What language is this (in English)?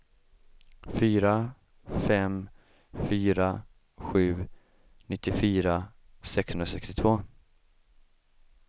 Swedish